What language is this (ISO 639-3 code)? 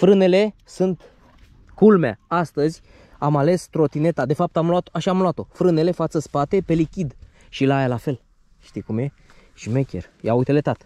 ron